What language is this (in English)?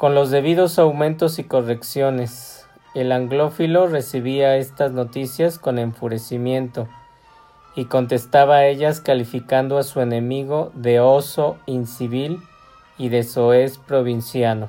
Spanish